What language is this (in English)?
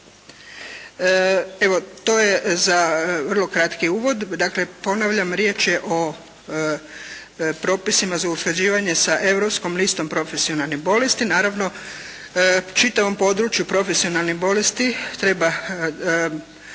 Croatian